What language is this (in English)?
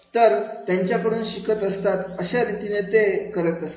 Marathi